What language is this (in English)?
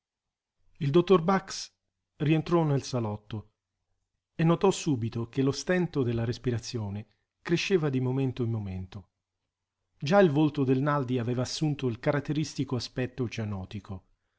Italian